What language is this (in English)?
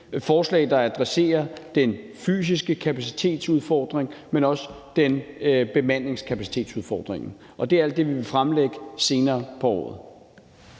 Danish